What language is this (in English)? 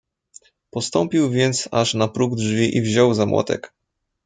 Polish